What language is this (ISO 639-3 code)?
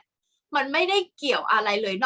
tha